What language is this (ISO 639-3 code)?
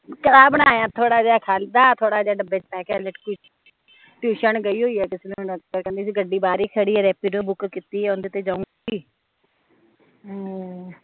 pan